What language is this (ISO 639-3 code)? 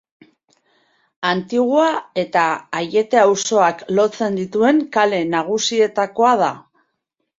eus